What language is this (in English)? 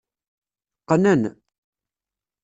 Kabyle